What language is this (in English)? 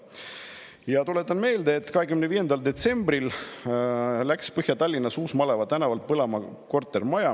Estonian